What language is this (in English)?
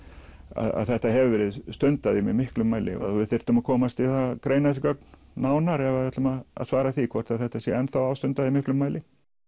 Icelandic